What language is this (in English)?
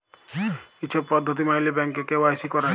Bangla